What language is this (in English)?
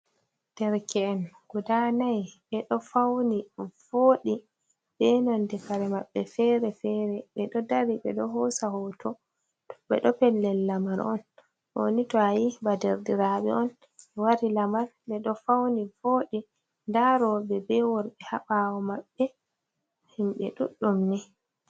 Fula